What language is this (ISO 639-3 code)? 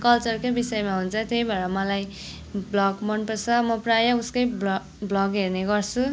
nep